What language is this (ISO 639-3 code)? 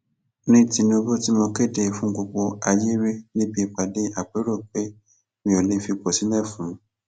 yor